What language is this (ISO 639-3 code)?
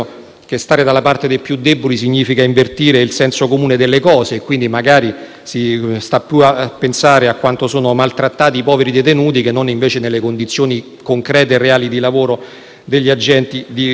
ita